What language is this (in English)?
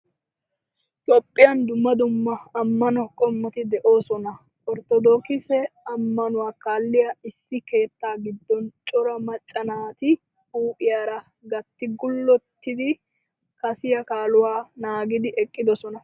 Wolaytta